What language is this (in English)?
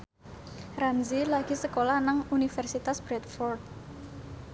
Javanese